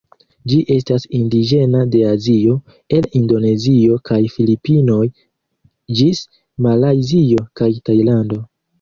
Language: Esperanto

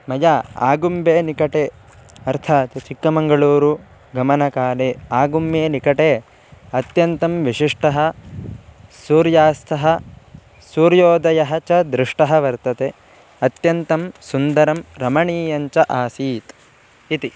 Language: Sanskrit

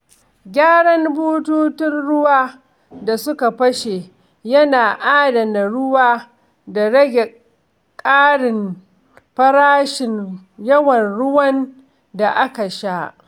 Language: Hausa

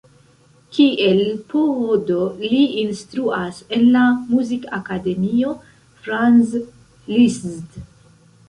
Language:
Esperanto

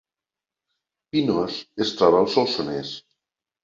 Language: Catalan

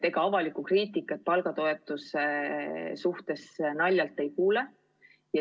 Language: Estonian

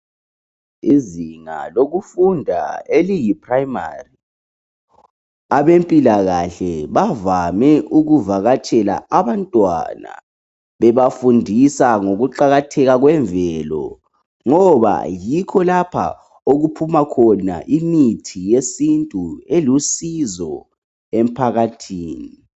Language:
North Ndebele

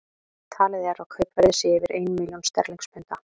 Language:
Icelandic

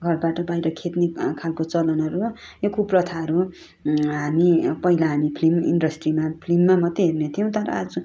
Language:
Nepali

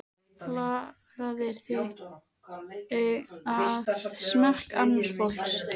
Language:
Icelandic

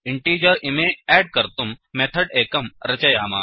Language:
Sanskrit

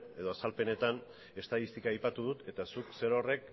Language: Basque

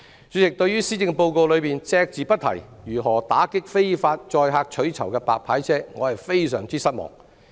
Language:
Cantonese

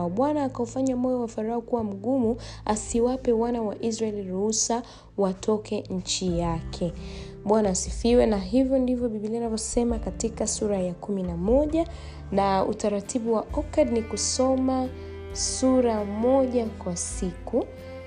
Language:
Swahili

